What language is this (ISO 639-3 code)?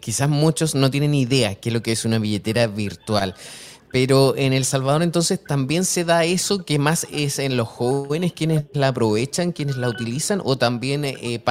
spa